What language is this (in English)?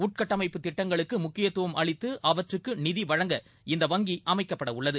Tamil